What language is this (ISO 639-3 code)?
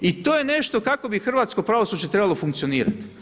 hrv